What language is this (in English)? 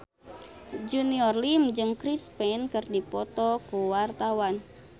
Sundanese